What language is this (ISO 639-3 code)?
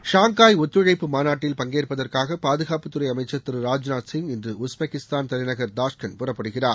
tam